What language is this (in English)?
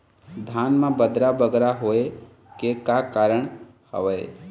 Chhattisgarhi